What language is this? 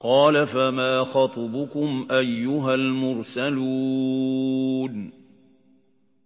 Arabic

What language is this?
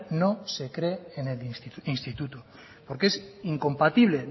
Spanish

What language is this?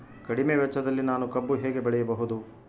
Kannada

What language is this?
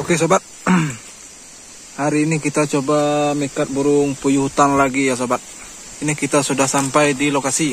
Indonesian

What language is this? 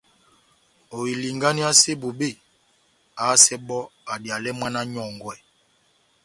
Batanga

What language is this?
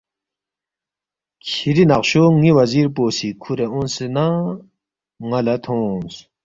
Balti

